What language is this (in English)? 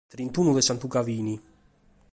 Sardinian